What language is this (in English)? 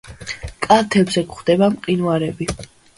Georgian